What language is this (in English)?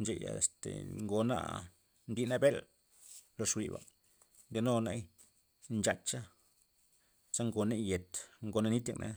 Loxicha Zapotec